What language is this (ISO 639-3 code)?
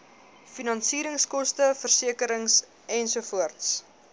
afr